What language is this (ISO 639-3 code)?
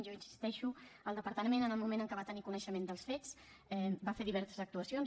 cat